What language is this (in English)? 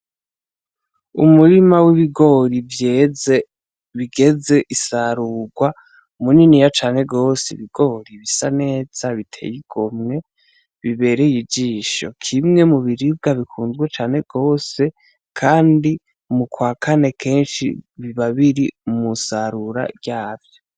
Rundi